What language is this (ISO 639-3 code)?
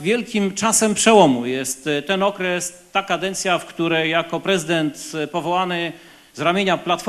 pol